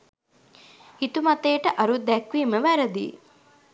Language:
Sinhala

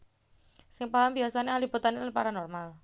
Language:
Javanese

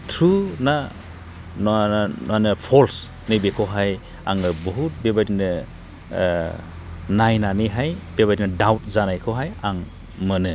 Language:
Bodo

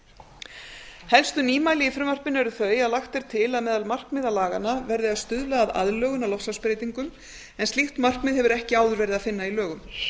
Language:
Icelandic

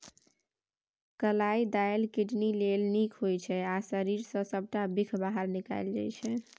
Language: Maithili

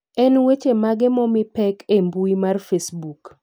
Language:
Luo (Kenya and Tanzania)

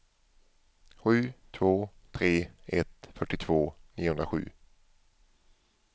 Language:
Swedish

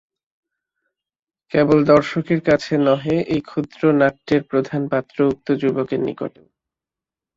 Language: Bangla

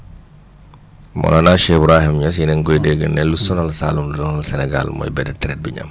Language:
Wolof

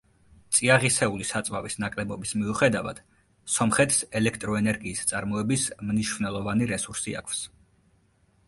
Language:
Georgian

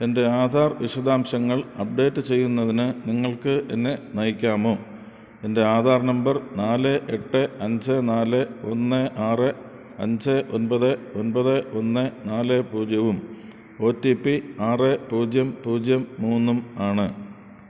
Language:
Malayalam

